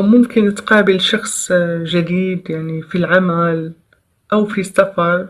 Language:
Arabic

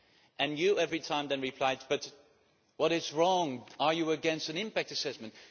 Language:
English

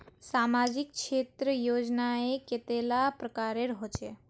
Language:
Magahi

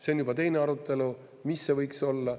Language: Estonian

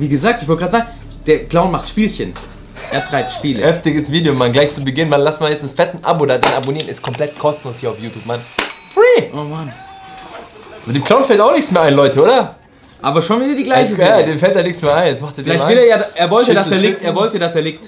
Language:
German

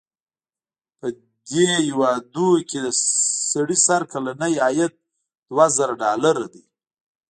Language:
Pashto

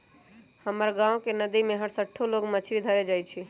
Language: Magahi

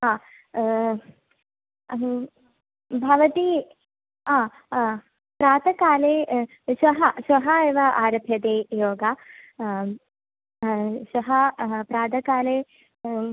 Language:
Sanskrit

